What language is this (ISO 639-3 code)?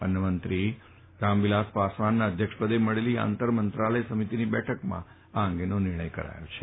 guj